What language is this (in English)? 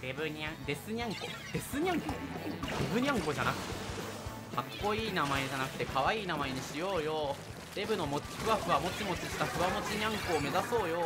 Japanese